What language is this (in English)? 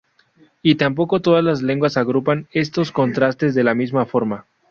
Spanish